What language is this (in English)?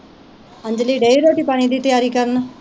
Punjabi